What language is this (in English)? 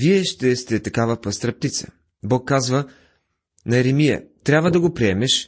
Bulgarian